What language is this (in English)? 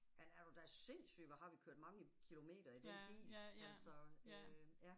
Danish